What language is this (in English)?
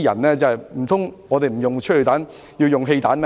Cantonese